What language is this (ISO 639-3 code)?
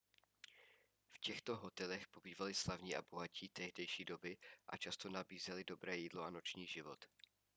ces